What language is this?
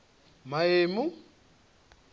Venda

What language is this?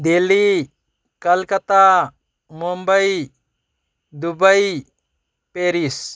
Manipuri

